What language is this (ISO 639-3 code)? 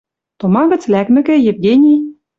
mrj